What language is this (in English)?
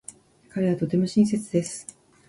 Japanese